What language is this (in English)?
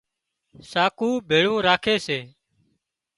Wadiyara Koli